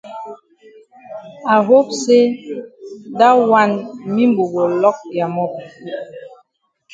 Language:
Cameroon Pidgin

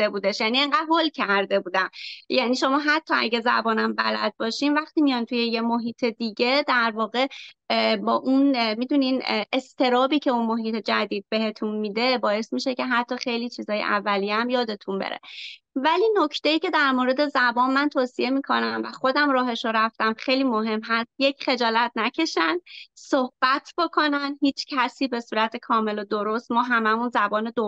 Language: Persian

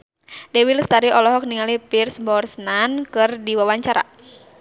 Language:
Sundanese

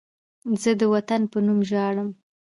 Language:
Pashto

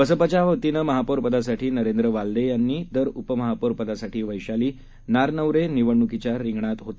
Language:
Marathi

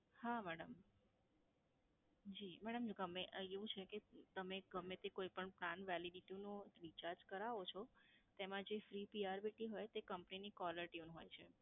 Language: Gujarati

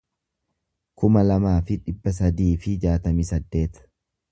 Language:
Oromo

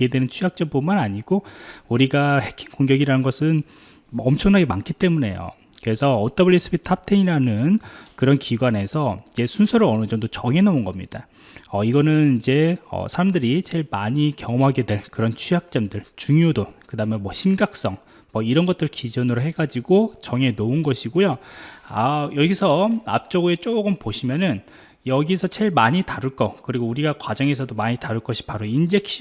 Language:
Korean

